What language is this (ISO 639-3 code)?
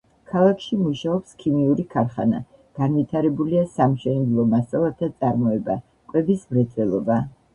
kat